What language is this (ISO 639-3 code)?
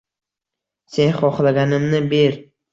uzb